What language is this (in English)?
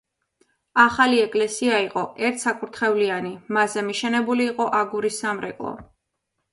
Georgian